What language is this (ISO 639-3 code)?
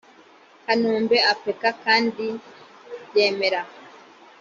kin